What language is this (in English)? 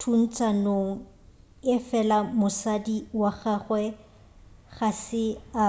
Northern Sotho